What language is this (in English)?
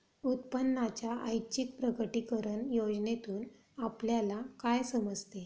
Marathi